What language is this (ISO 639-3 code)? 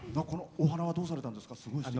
jpn